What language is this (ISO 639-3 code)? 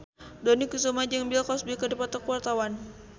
sun